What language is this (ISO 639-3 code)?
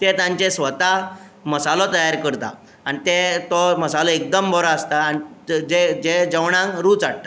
kok